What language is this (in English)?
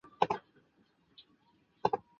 Chinese